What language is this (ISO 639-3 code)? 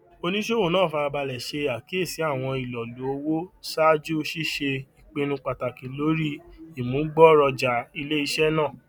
yor